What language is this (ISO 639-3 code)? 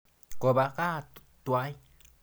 kln